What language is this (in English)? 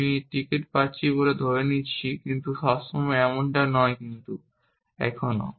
Bangla